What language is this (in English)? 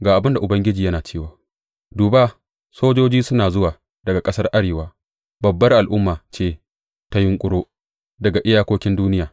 Hausa